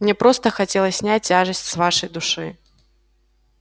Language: Russian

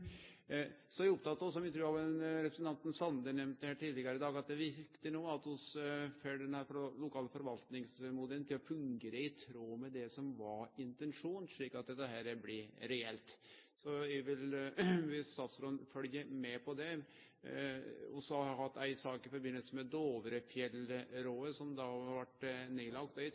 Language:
Norwegian Nynorsk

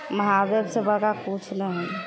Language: Maithili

